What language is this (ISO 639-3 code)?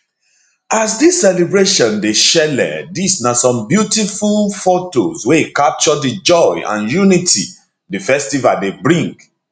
pcm